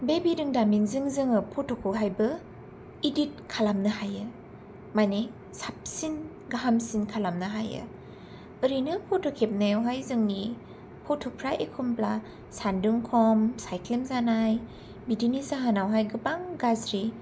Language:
Bodo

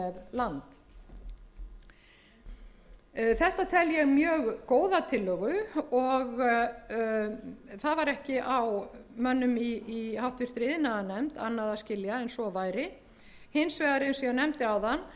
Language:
Icelandic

